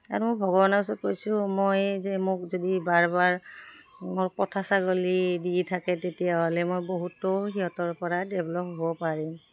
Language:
Assamese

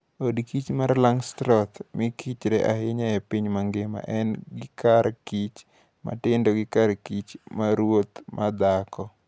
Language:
Luo (Kenya and Tanzania)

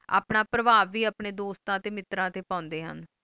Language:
Punjabi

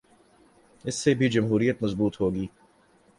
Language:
Urdu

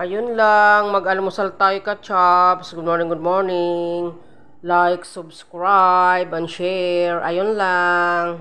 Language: Filipino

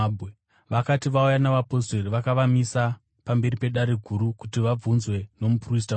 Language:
Shona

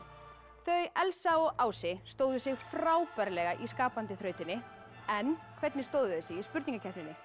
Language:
Icelandic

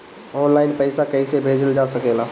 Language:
Bhojpuri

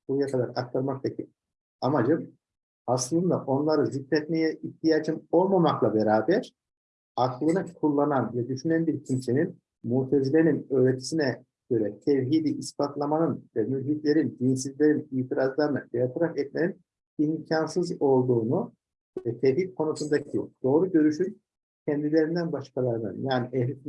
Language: Turkish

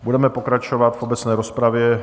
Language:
Czech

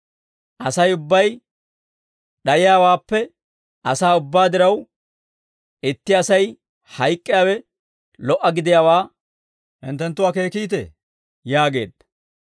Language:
Dawro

